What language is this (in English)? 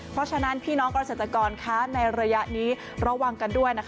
Thai